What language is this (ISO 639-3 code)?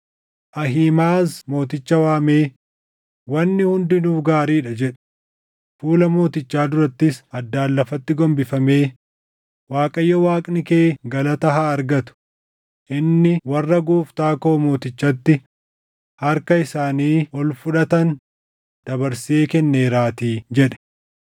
orm